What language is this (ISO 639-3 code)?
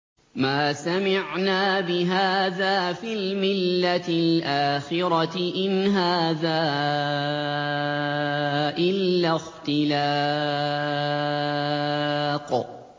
ara